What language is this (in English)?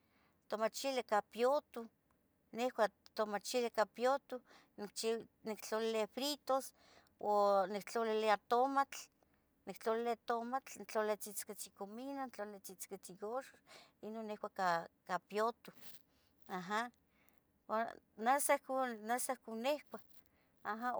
Tetelcingo Nahuatl